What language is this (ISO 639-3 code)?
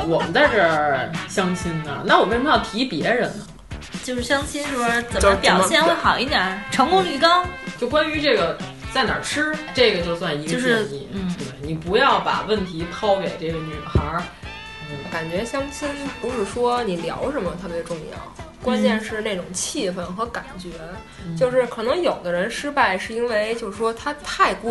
zho